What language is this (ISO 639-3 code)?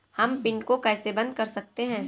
hin